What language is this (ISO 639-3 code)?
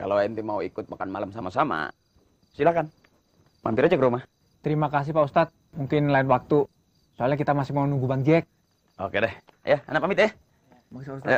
ind